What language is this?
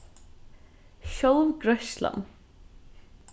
Faroese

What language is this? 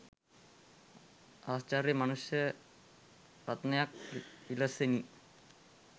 Sinhala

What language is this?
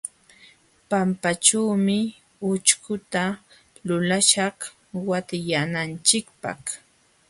Jauja Wanca Quechua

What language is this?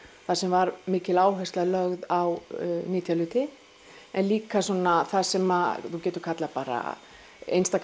Icelandic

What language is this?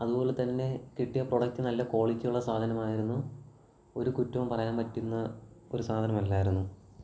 Malayalam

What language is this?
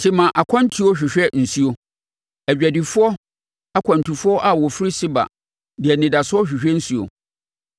Akan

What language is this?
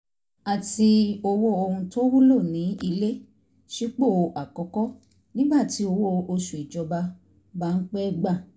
Yoruba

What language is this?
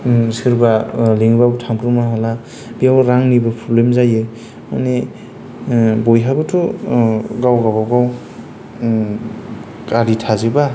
Bodo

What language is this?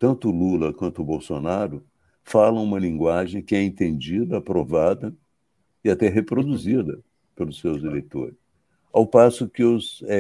Portuguese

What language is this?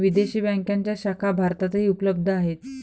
Marathi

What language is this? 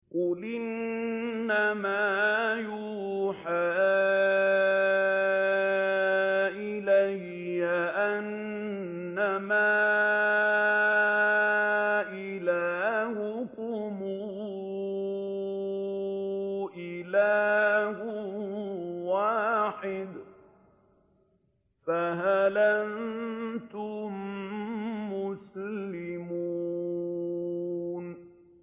Arabic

